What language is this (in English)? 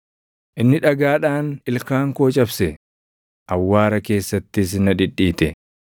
Oromo